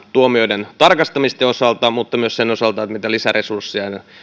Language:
Finnish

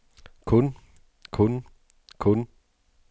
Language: Danish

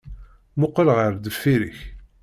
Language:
Kabyle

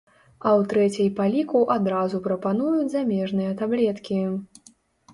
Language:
Belarusian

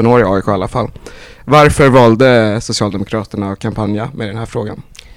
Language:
Swedish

